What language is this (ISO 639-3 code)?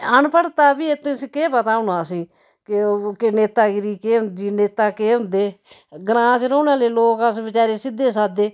doi